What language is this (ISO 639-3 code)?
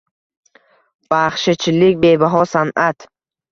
uzb